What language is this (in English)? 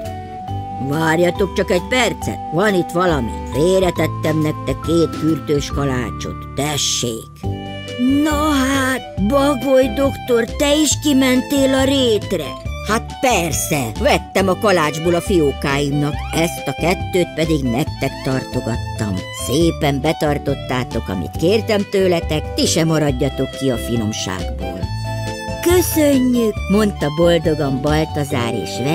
Hungarian